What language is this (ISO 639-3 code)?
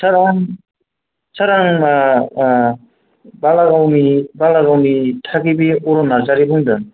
brx